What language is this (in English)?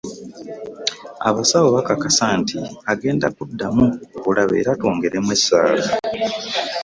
Ganda